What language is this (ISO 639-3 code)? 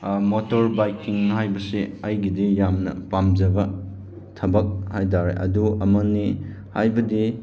mni